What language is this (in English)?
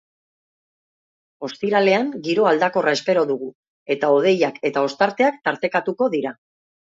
Basque